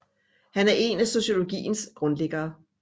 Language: Danish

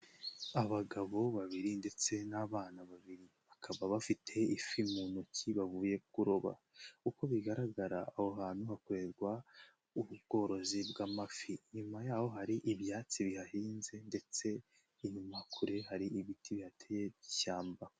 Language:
Kinyarwanda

